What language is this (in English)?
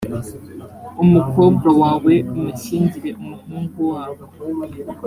Kinyarwanda